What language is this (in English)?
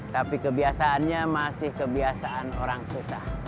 Indonesian